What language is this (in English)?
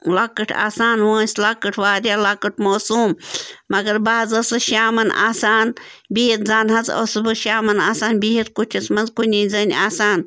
Kashmiri